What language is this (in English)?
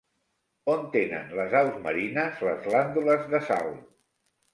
Catalan